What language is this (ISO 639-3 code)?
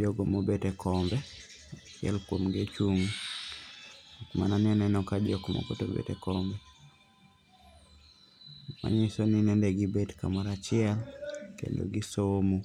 luo